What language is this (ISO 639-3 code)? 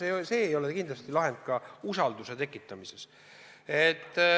est